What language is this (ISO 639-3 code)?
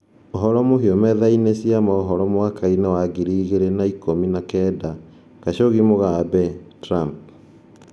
kik